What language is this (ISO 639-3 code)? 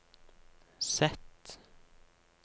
nor